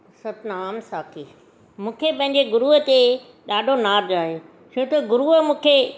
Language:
Sindhi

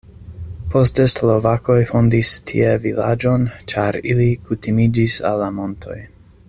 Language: Esperanto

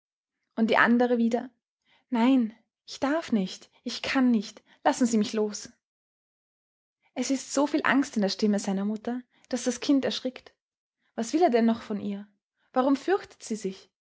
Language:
German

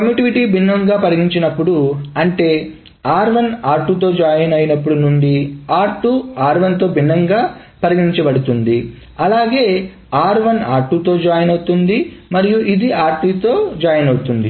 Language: Telugu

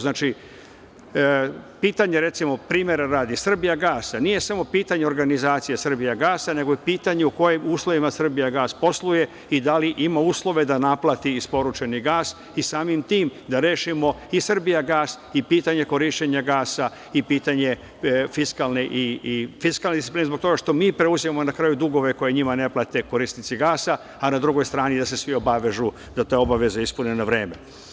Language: Serbian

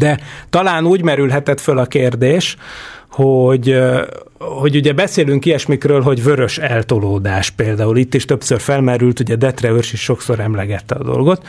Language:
Hungarian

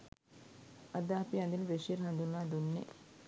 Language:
Sinhala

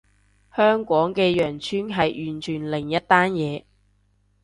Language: Cantonese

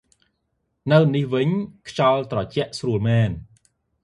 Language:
Khmer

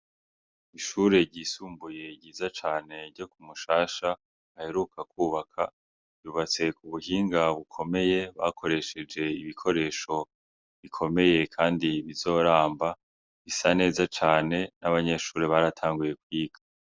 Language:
Rundi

